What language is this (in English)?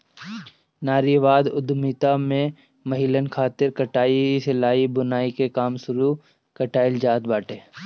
Bhojpuri